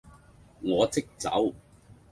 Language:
Cantonese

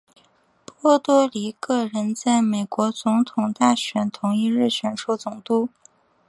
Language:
Chinese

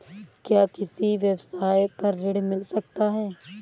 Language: Hindi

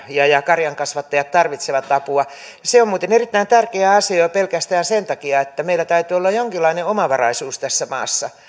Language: Finnish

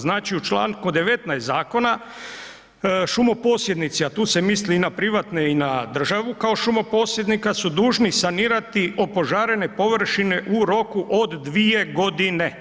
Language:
Croatian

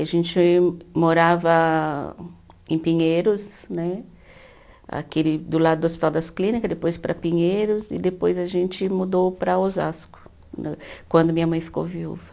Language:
Portuguese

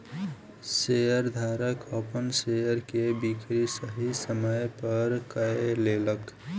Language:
Maithili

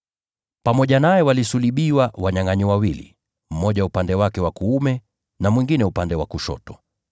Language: Swahili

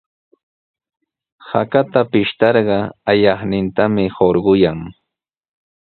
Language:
Sihuas Ancash Quechua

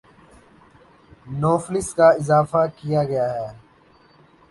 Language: Urdu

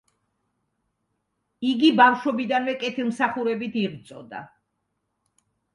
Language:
Georgian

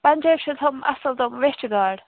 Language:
Kashmiri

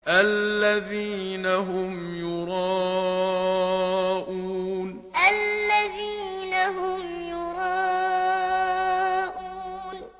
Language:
Arabic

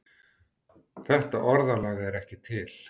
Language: Icelandic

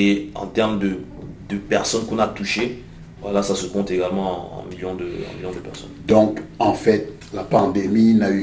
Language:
French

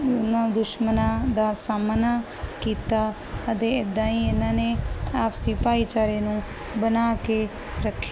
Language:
Punjabi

